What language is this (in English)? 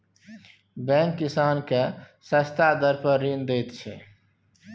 Maithili